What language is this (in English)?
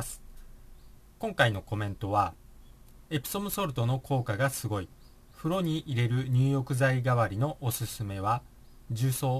Japanese